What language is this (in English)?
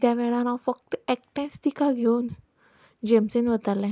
Konkani